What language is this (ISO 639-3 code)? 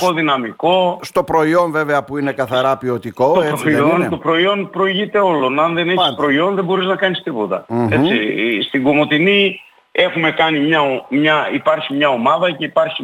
ell